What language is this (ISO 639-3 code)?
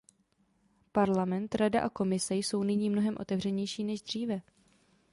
ces